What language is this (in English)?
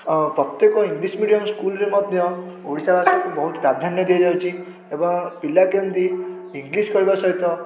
Odia